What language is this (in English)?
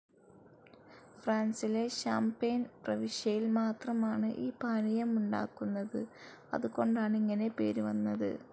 Malayalam